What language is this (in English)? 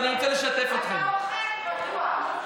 Hebrew